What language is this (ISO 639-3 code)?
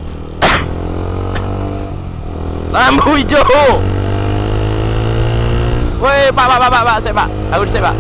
ind